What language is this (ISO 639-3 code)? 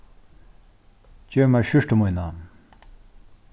fao